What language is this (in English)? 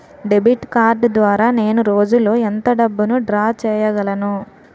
Telugu